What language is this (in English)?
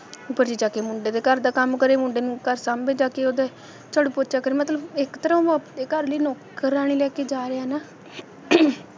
Punjabi